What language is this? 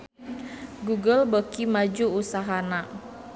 Sundanese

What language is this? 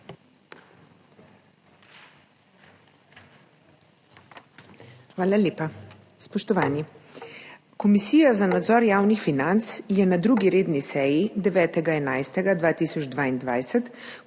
Slovenian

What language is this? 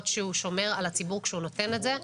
Hebrew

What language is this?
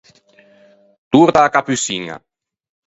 Ligurian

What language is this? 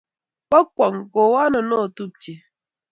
Kalenjin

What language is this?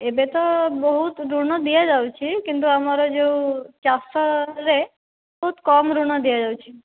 Odia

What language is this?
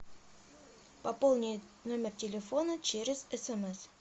Russian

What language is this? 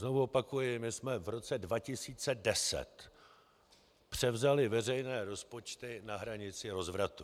Czech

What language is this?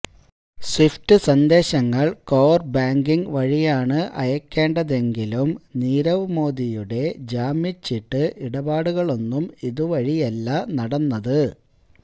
Malayalam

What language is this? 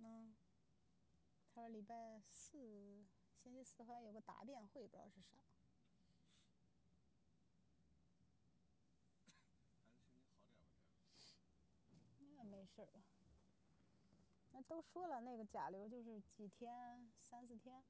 Chinese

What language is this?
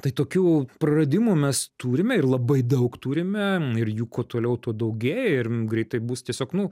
Lithuanian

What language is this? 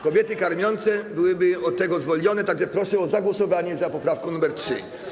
Polish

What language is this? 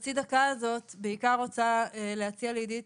Hebrew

